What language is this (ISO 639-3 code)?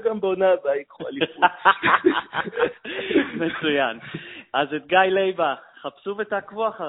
heb